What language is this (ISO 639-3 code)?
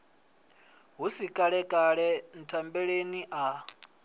ven